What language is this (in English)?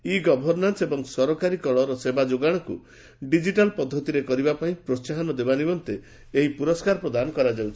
Odia